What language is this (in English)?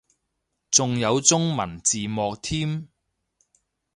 Cantonese